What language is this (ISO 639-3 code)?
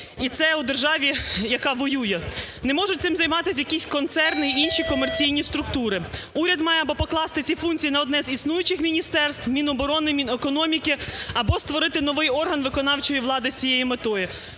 ukr